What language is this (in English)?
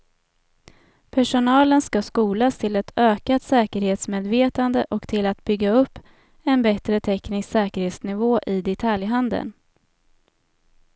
Swedish